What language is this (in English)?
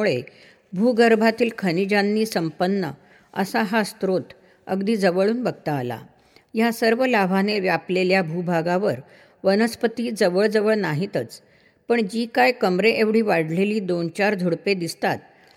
Marathi